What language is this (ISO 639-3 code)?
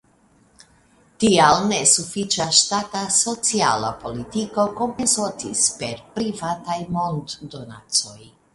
epo